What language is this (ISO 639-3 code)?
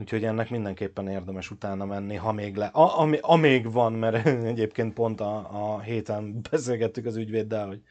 hun